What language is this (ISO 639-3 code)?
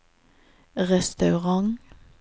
nor